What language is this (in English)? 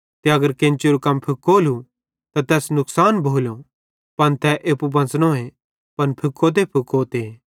Bhadrawahi